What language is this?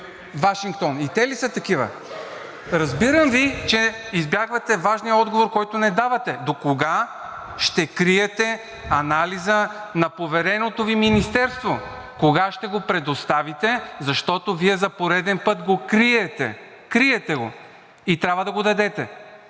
Bulgarian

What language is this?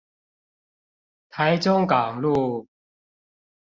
Chinese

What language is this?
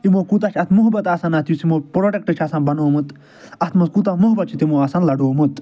Kashmiri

